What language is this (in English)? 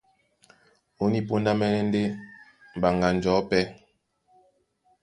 Duala